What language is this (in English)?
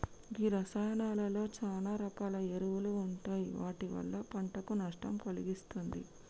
Telugu